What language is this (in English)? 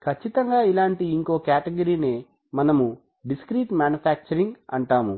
Telugu